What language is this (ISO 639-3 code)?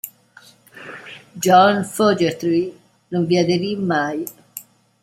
ita